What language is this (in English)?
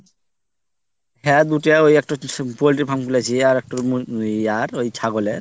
Bangla